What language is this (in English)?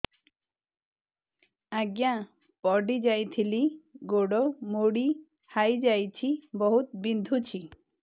Odia